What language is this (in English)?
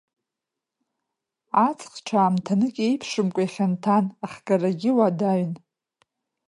Abkhazian